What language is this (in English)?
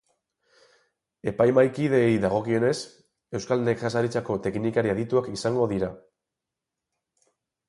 Basque